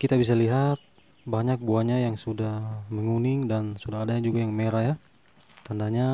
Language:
Indonesian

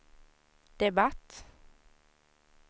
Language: Swedish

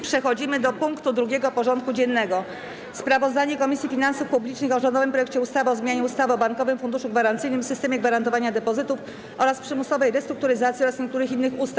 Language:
Polish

